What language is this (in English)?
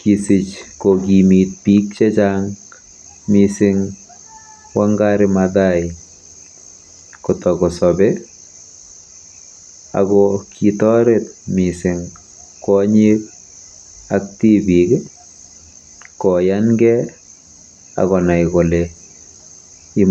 Kalenjin